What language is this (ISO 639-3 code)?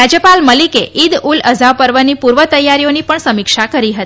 guj